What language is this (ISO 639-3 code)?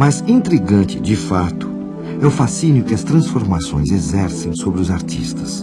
por